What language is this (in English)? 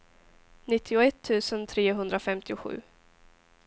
Swedish